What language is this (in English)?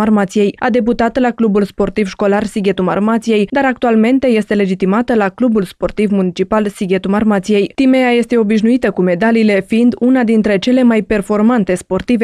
Romanian